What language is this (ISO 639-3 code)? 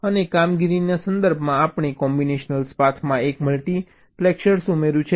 guj